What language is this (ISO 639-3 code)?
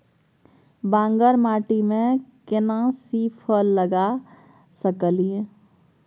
mai